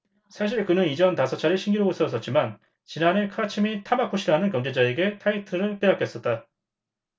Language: Korean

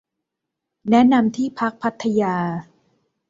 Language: Thai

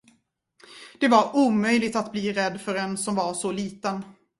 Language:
Swedish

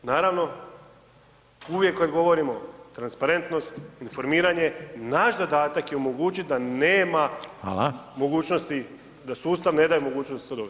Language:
Croatian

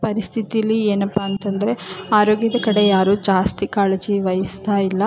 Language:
Kannada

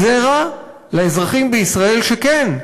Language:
Hebrew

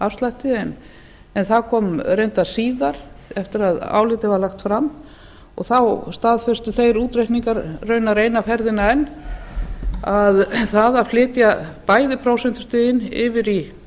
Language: Icelandic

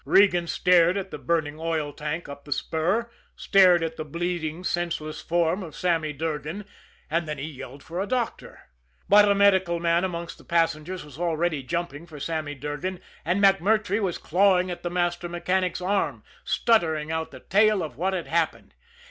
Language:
English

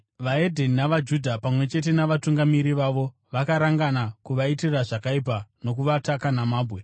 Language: Shona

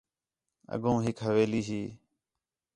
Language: Khetrani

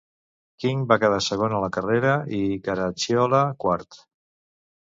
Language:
Catalan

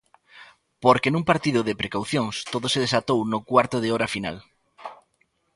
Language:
Galician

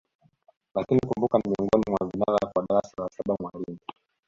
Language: Swahili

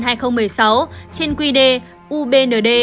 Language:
Vietnamese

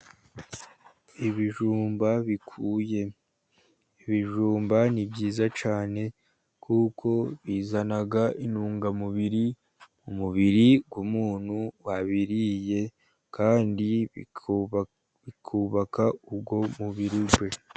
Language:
Kinyarwanda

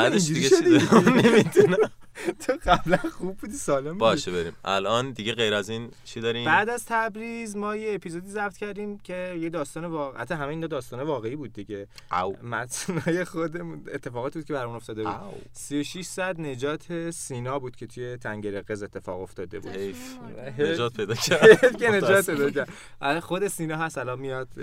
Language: Persian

